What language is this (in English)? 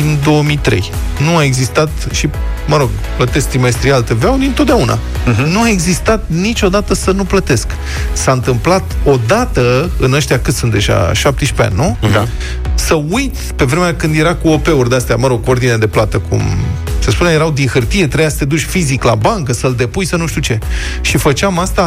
Romanian